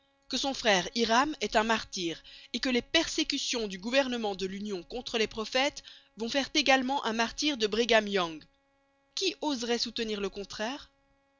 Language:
French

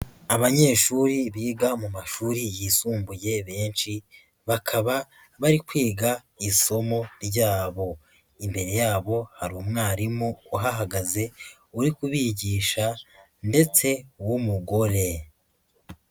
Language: Kinyarwanda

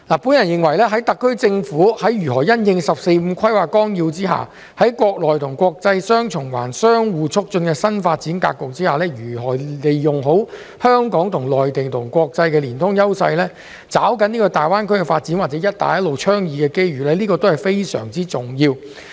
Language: Cantonese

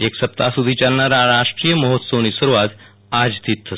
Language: Gujarati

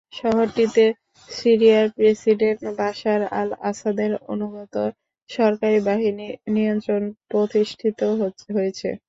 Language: Bangla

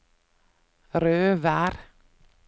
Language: Norwegian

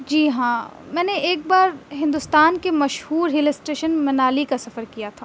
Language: Urdu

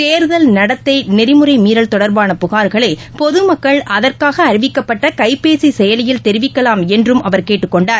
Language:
Tamil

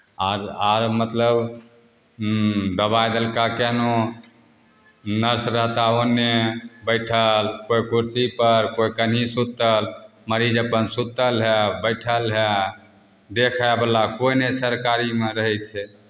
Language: Maithili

